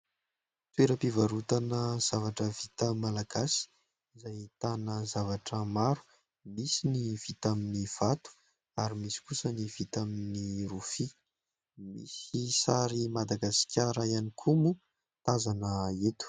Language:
Malagasy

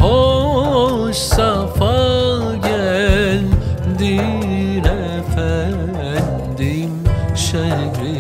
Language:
Turkish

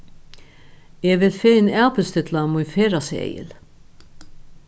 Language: Faroese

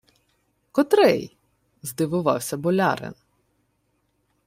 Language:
Ukrainian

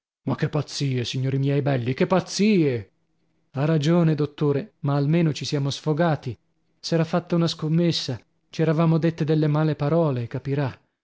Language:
Italian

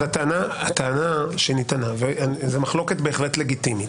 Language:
Hebrew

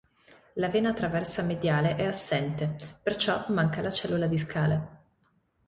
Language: Italian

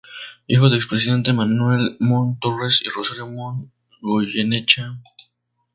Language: Spanish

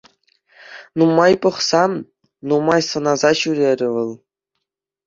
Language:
Chuvash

